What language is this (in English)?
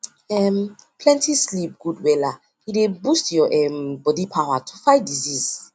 Nigerian Pidgin